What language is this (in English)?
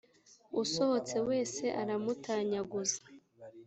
Kinyarwanda